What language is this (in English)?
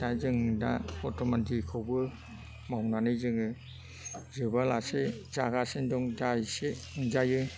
Bodo